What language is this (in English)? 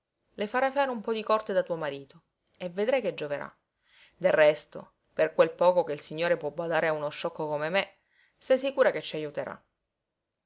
Italian